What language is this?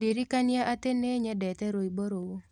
Kikuyu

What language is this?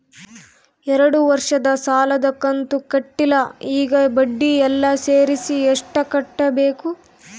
Kannada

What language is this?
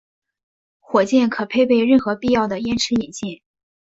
Chinese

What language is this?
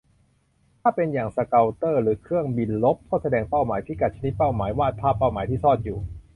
Thai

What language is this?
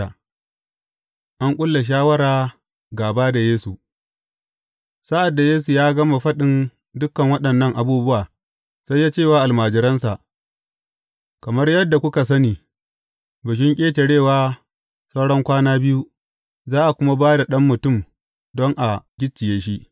Hausa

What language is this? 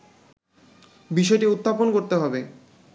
Bangla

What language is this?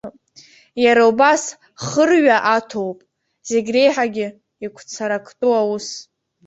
Abkhazian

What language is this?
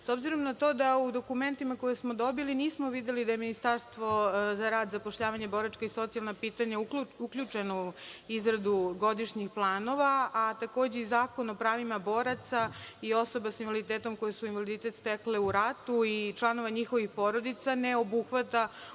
Serbian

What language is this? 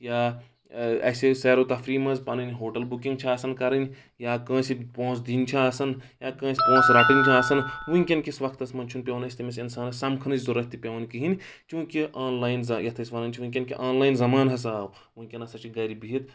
Kashmiri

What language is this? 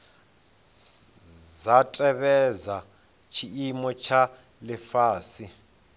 Venda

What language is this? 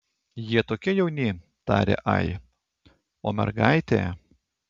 Lithuanian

